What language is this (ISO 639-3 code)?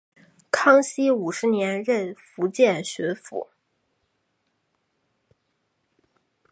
zho